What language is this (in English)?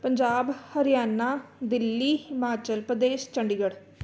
Punjabi